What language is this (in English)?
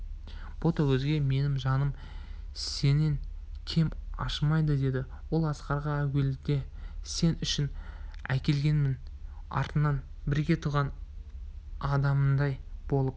Kazakh